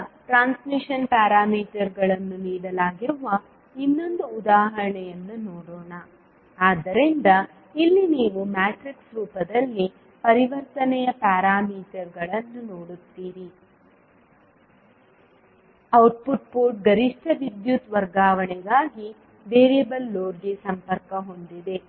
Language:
Kannada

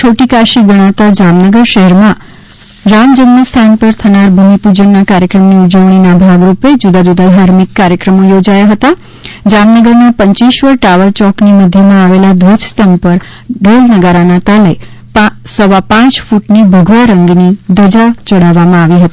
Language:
Gujarati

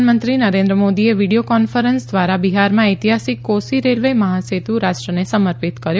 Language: Gujarati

